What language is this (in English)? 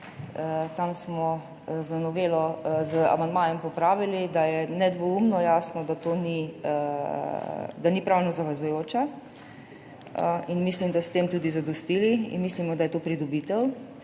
Slovenian